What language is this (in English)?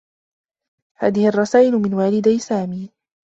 Arabic